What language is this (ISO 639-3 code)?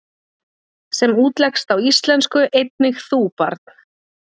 isl